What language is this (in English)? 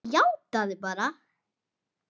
Icelandic